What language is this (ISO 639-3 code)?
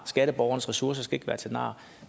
dan